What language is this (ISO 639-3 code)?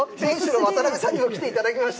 jpn